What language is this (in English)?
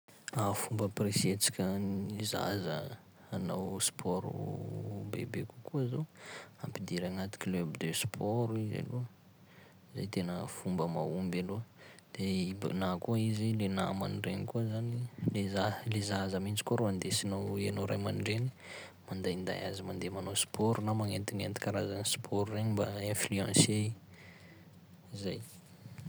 Sakalava Malagasy